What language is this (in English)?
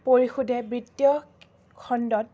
Assamese